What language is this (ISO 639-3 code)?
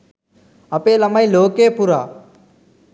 sin